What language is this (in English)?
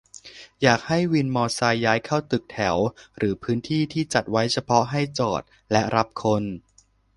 Thai